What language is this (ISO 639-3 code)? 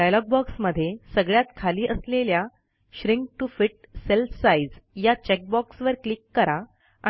mar